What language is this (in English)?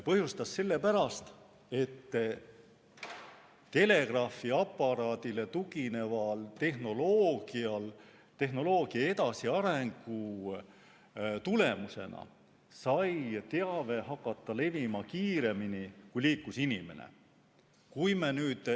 Estonian